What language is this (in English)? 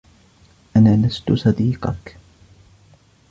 Arabic